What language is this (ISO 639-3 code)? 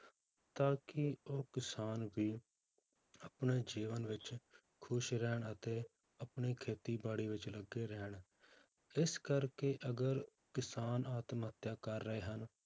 pan